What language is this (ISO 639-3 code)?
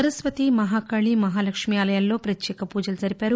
tel